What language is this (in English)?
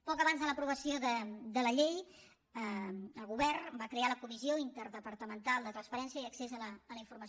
Catalan